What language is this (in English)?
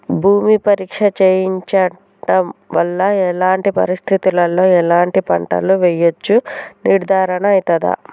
Telugu